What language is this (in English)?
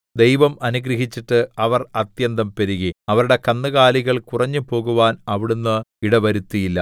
Malayalam